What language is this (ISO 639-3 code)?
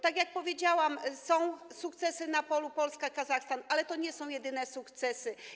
pol